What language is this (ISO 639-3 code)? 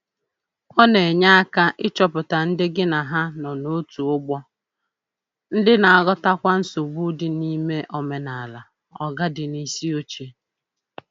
ibo